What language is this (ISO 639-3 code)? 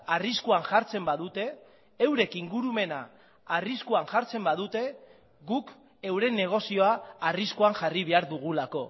eus